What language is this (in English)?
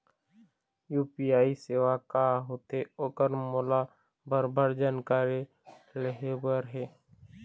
Chhattisgarhi